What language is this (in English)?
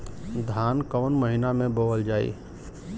Bhojpuri